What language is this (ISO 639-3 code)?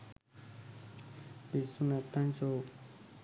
sin